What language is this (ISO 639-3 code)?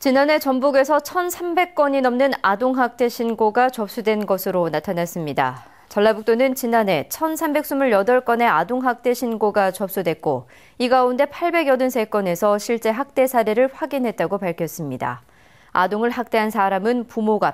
kor